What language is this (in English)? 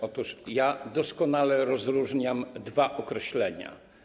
Polish